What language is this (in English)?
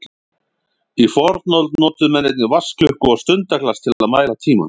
Icelandic